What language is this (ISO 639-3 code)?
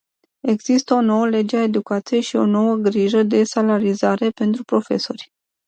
ron